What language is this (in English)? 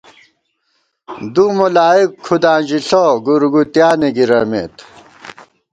Gawar-Bati